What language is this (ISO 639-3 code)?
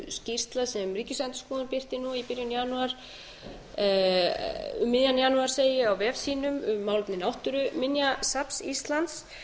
isl